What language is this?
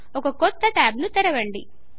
Telugu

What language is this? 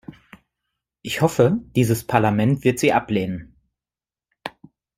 German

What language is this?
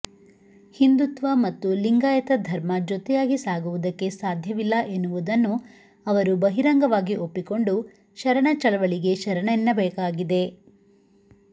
Kannada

